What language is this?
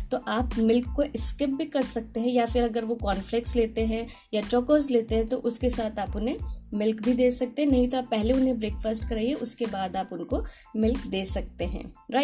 Hindi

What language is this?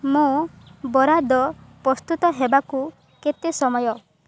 Odia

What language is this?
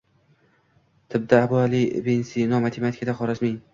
Uzbek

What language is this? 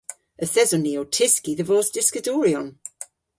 Cornish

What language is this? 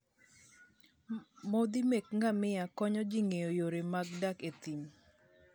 Luo (Kenya and Tanzania)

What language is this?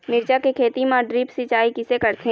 Chhattisgarhi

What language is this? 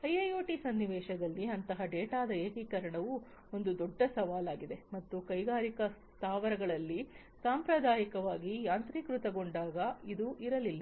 Kannada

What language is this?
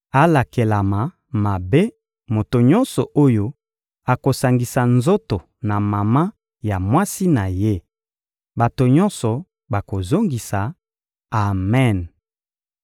Lingala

